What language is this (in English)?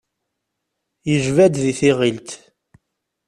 Kabyle